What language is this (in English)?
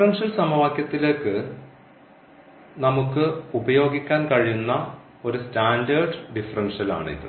Malayalam